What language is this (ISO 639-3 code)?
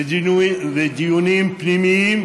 heb